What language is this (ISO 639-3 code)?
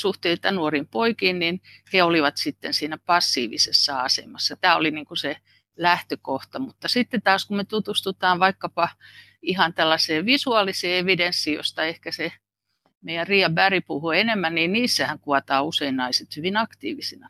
fin